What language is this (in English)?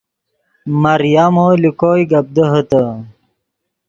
Yidgha